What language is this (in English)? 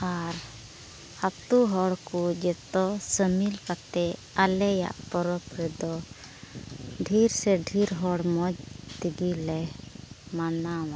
Santali